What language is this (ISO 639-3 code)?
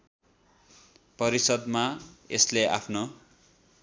nep